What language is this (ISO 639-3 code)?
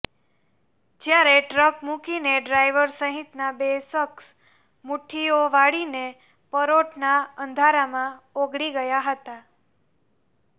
guj